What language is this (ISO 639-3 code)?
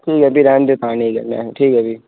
doi